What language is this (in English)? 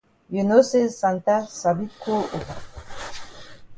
Cameroon Pidgin